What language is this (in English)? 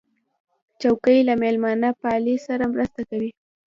Pashto